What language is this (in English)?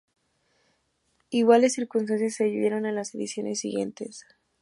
Spanish